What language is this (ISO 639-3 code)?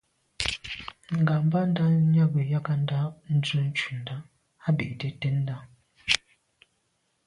byv